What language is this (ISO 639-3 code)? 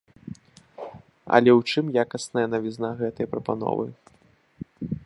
bel